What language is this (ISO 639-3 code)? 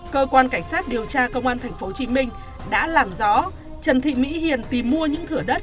vie